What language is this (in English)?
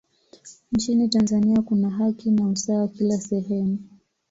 Swahili